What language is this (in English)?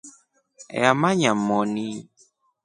Rombo